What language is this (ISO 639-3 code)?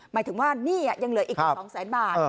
tha